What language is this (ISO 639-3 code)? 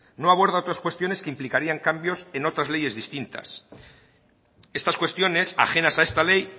spa